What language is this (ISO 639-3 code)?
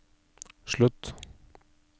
nor